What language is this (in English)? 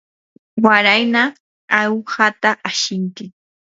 Yanahuanca Pasco Quechua